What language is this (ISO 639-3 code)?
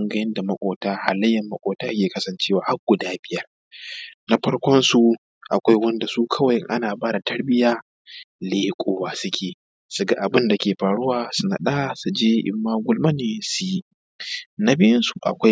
hau